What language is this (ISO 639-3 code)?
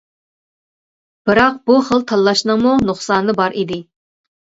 uig